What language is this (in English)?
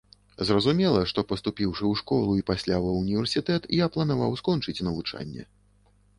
Belarusian